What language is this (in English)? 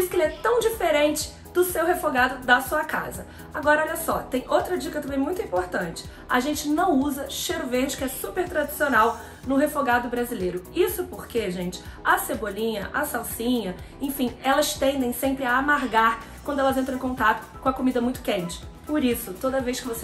Portuguese